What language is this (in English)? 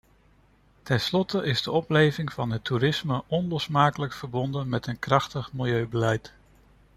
Dutch